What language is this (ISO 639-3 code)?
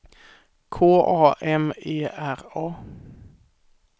swe